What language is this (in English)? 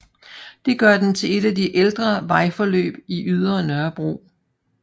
Danish